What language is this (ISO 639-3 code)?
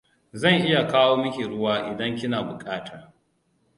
hau